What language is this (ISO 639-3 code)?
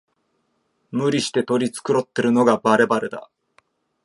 jpn